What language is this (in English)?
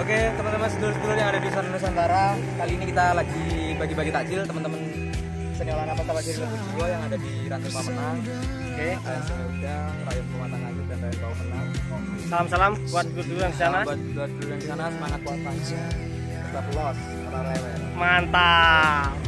Indonesian